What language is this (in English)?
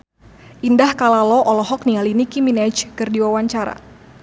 Sundanese